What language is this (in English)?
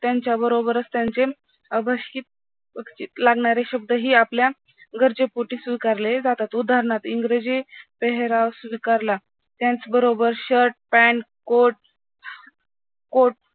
Marathi